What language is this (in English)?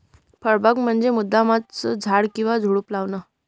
Marathi